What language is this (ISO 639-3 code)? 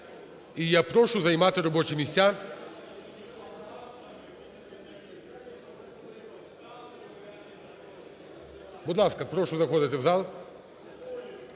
ukr